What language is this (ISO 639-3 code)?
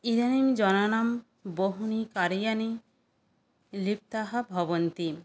san